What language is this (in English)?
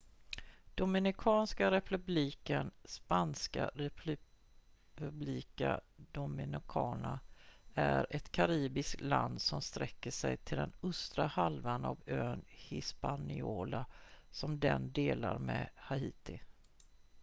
Swedish